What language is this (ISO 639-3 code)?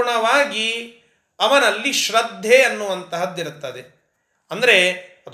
kan